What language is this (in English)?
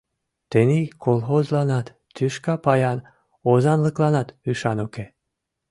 Mari